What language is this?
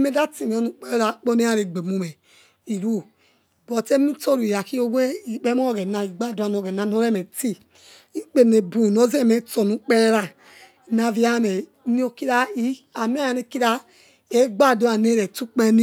Yekhee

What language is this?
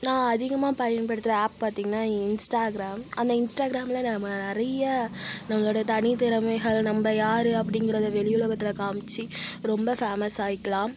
Tamil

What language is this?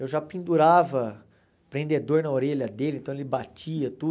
Portuguese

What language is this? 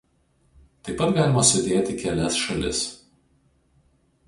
Lithuanian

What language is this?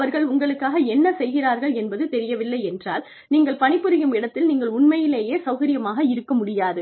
Tamil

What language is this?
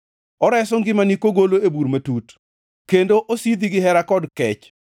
Luo (Kenya and Tanzania)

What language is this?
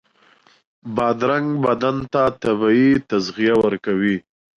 Pashto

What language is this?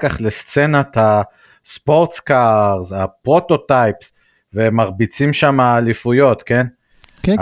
Hebrew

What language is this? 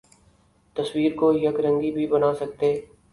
Urdu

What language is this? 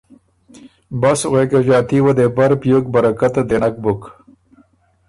Ormuri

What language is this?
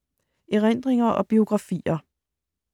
Danish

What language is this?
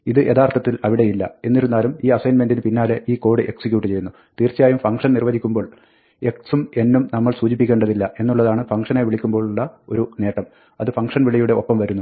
Malayalam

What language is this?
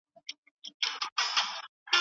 Pashto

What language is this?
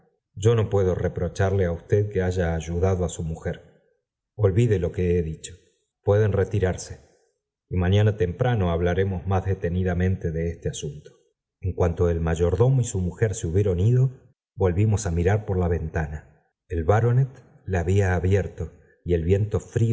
Spanish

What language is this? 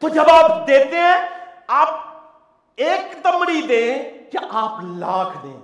Urdu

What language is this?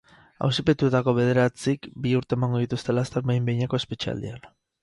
Basque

